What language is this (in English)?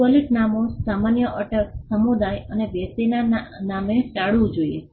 Gujarati